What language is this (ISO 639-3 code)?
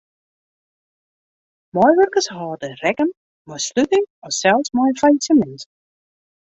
fry